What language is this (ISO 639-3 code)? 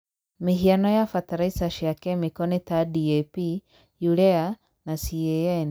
kik